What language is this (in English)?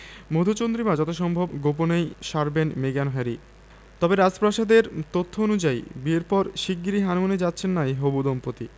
Bangla